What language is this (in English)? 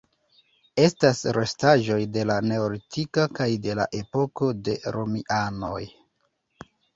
Esperanto